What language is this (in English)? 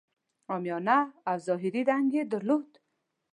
Pashto